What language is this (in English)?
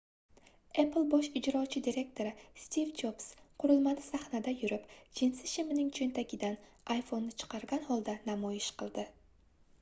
Uzbek